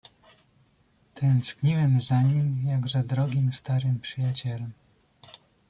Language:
Polish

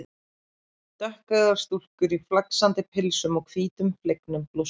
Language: Icelandic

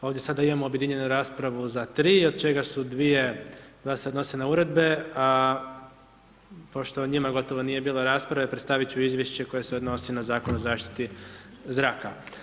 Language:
Croatian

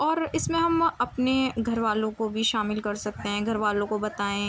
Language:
Urdu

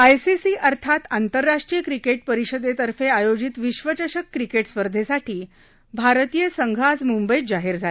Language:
Marathi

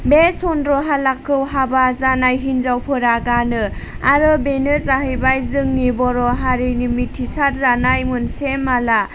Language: Bodo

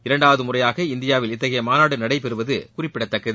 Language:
Tamil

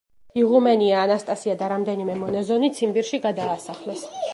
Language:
Georgian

